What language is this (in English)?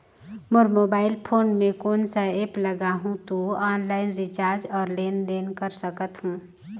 Chhattisgarhi